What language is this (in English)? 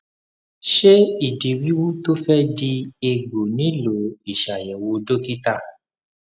Yoruba